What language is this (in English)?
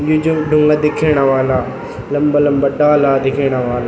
Garhwali